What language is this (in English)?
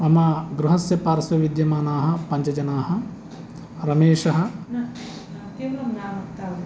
Sanskrit